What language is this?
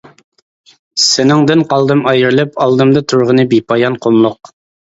Uyghur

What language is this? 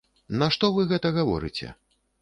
Belarusian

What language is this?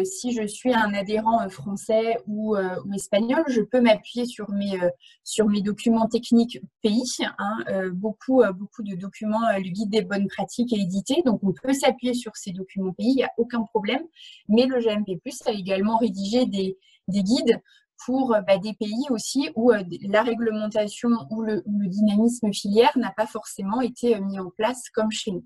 French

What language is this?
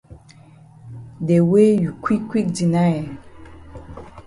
Cameroon Pidgin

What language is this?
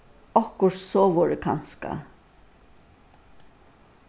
Faroese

